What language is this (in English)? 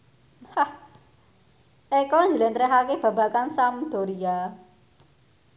Javanese